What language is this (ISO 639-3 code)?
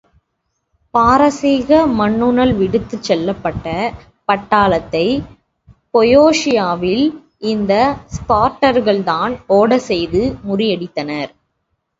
tam